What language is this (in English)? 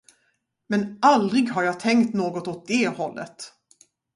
Swedish